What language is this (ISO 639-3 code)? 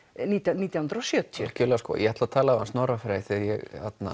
isl